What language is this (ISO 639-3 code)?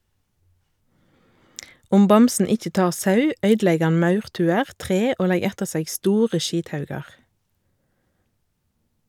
nor